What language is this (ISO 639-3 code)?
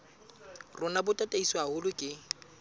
sot